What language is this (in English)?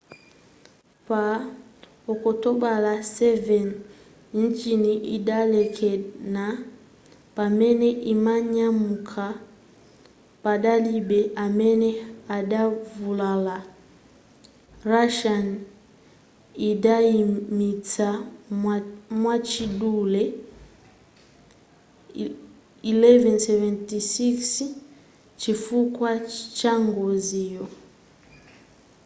Nyanja